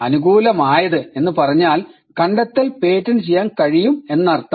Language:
Malayalam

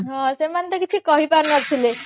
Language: Odia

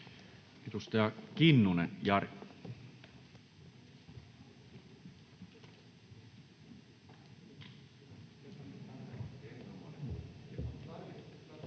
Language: Finnish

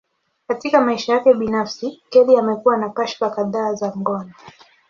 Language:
Swahili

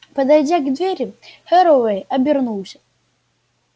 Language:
Russian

